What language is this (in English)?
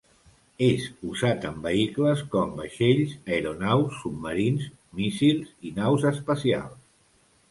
Catalan